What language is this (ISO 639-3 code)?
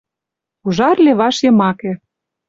chm